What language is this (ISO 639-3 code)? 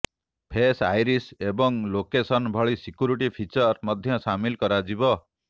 ori